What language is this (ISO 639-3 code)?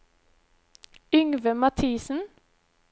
nor